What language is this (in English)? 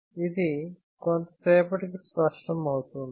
Telugu